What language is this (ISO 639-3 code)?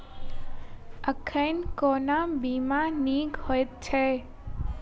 mai